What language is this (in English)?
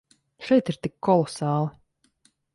Latvian